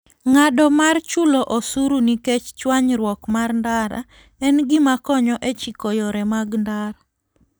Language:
Luo (Kenya and Tanzania)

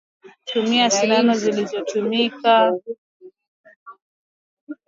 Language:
Swahili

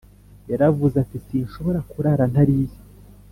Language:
Kinyarwanda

